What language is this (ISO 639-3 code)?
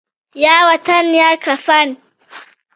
pus